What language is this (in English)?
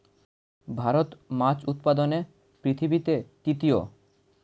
Bangla